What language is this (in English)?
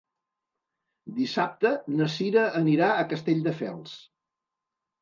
Catalan